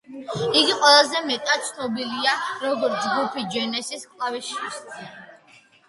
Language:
Georgian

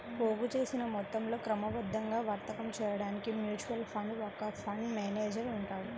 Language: Telugu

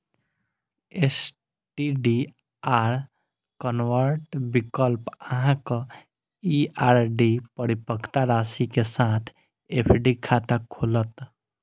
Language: Maithili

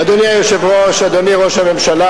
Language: Hebrew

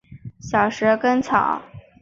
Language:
Chinese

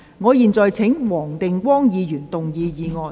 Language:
Cantonese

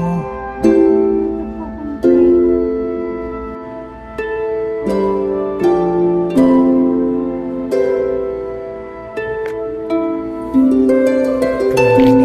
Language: Japanese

